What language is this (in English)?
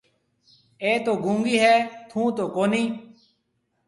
Marwari (Pakistan)